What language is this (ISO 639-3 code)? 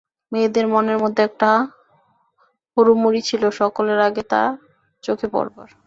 ben